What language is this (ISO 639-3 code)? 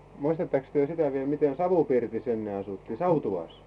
fin